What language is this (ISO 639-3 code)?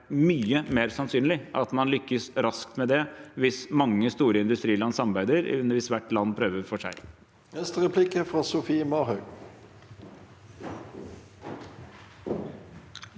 nor